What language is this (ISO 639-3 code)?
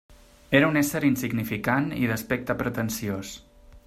cat